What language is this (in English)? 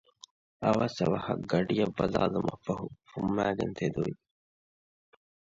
Divehi